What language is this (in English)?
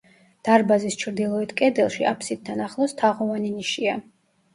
Georgian